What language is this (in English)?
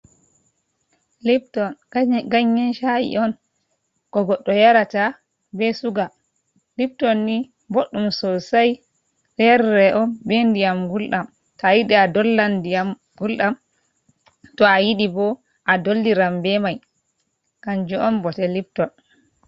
Fula